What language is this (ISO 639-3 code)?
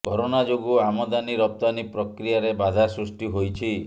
ori